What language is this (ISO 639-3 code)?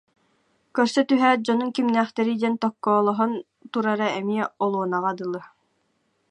sah